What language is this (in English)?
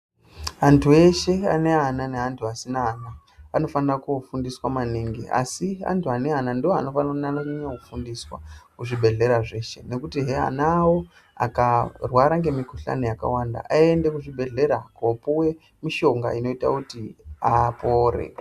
Ndau